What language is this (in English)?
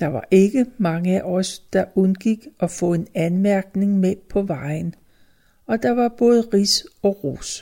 Danish